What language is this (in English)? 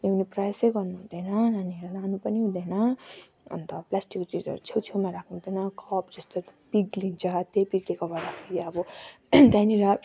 Nepali